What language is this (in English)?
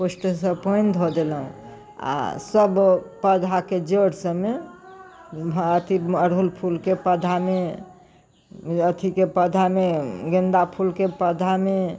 Maithili